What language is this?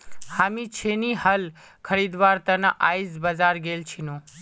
Magahi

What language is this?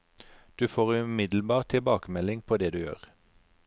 Norwegian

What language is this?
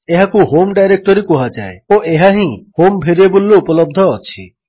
Odia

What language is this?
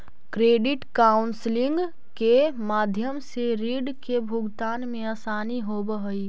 Magahi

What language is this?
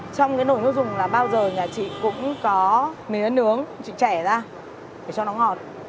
Vietnamese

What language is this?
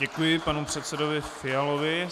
Czech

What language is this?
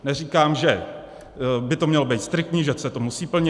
Czech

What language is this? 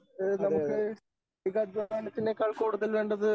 Malayalam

